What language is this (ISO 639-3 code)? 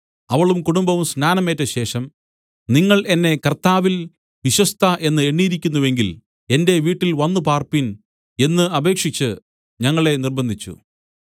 mal